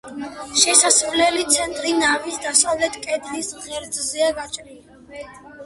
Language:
Georgian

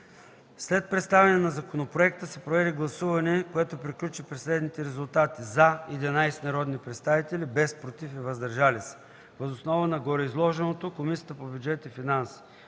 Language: Bulgarian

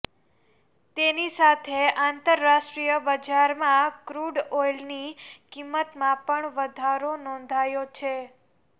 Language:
Gujarati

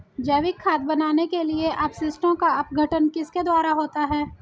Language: Hindi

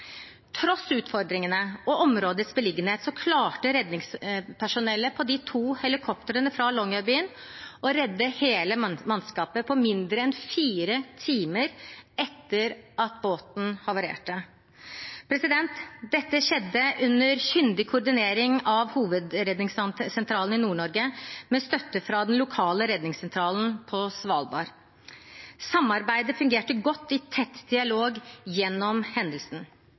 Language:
Norwegian Bokmål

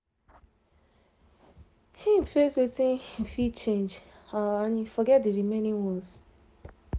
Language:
Nigerian Pidgin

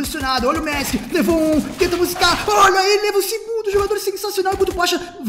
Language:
Portuguese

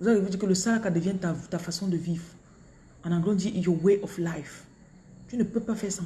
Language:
French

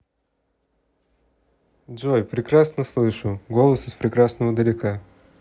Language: Russian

